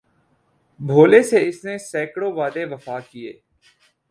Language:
Urdu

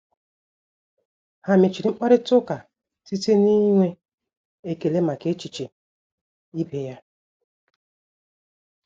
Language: Igbo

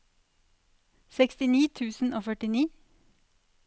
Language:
Norwegian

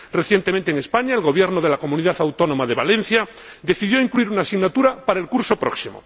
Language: Spanish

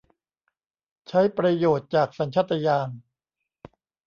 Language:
Thai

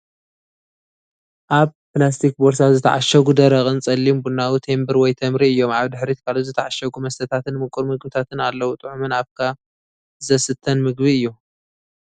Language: Tigrinya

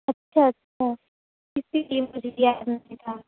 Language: Urdu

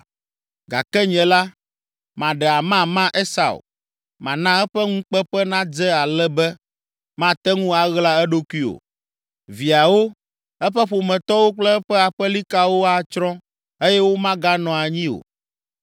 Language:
Ewe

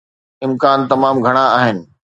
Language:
Sindhi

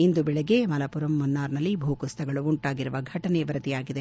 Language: Kannada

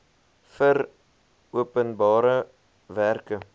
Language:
Afrikaans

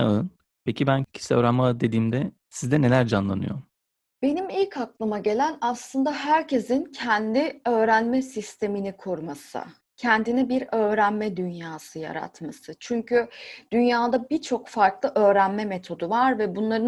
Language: Turkish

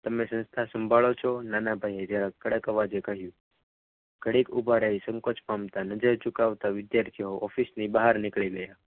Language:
Gujarati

